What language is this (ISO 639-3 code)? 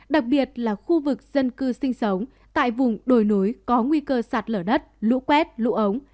vie